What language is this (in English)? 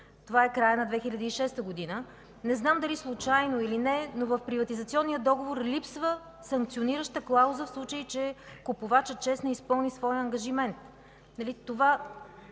Bulgarian